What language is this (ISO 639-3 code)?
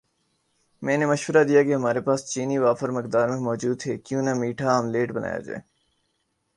urd